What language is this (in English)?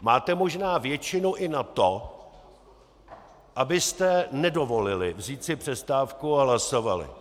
Czech